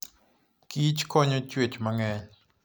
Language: Luo (Kenya and Tanzania)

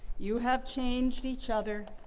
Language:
English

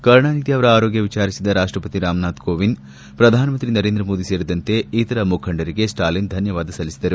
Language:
Kannada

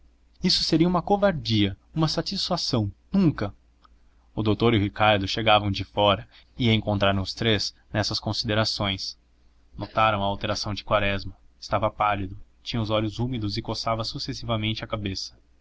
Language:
Portuguese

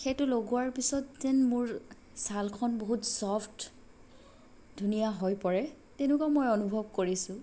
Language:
Assamese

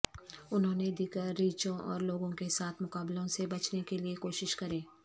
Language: Urdu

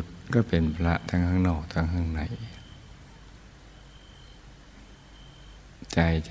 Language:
Thai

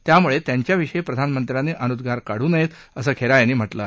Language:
Marathi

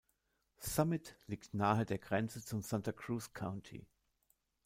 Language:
German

